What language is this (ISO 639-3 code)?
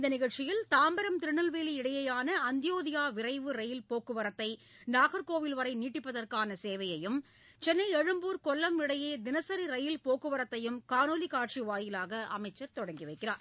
tam